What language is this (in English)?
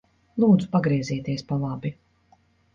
Latvian